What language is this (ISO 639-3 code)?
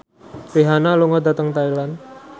jav